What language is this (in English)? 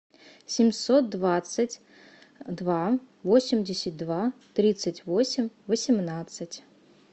Russian